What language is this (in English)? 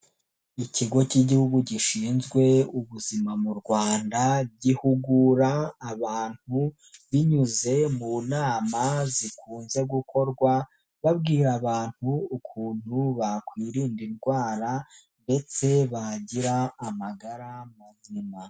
Kinyarwanda